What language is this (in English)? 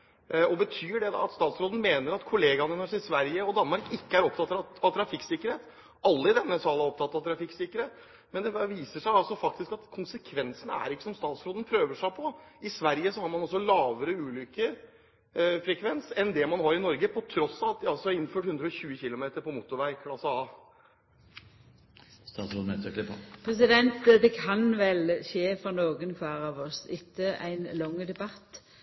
Norwegian